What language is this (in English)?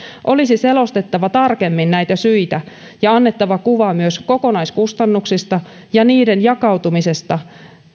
Finnish